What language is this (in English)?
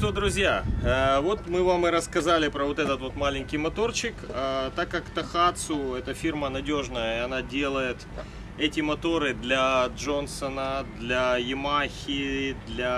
Russian